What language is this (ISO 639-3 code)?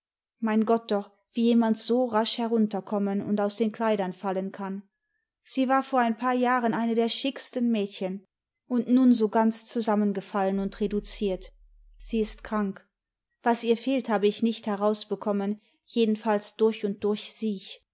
deu